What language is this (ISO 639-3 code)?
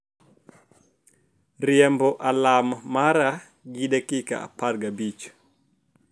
luo